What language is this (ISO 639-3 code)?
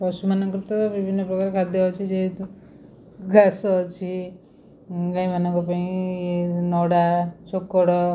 ori